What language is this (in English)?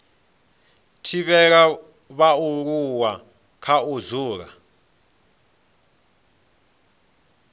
Venda